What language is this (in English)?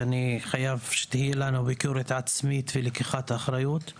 Hebrew